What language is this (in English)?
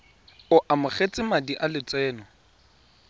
Tswana